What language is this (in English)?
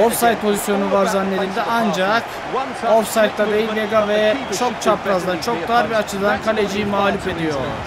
Turkish